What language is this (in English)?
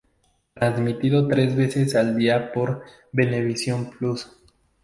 Spanish